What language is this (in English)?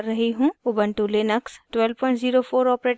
Hindi